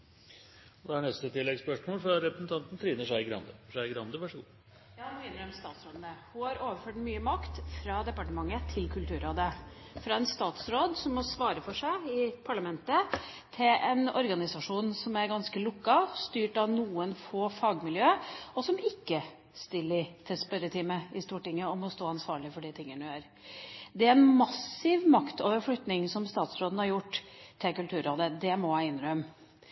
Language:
Norwegian Bokmål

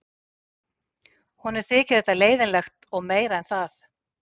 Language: Icelandic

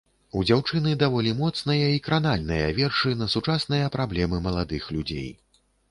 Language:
Belarusian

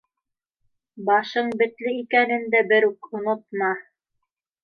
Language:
Bashkir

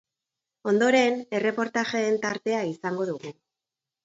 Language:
Basque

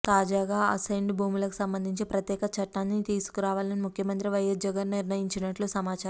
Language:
Telugu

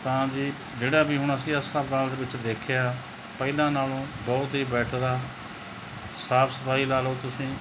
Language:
Punjabi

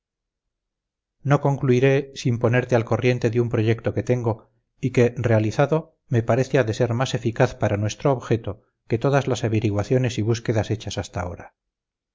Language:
Spanish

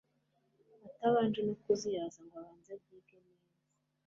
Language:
Kinyarwanda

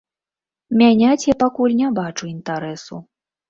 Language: Belarusian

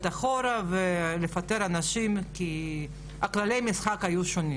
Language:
Hebrew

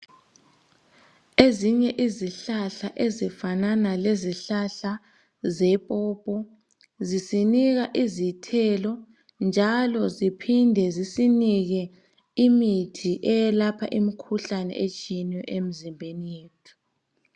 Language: North Ndebele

